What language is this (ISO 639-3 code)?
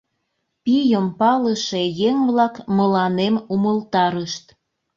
chm